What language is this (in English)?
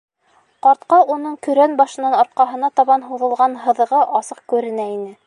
Bashkir